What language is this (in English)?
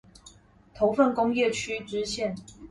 Chinese